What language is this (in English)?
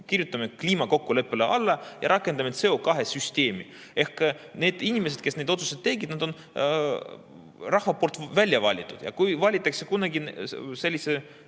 Estonian